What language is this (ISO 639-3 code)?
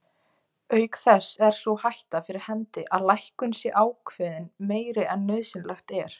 isl